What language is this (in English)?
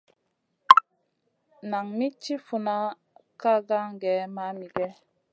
Masana